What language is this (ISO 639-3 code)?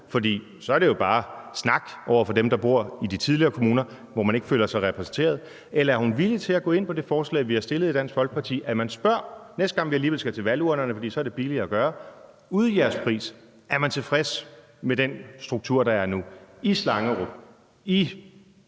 dan